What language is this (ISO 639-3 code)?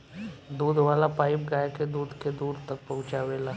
bho